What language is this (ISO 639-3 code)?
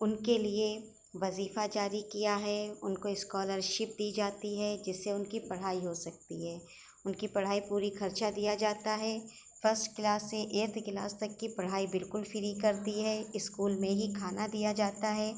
urd